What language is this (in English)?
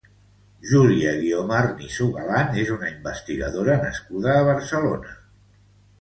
Catalan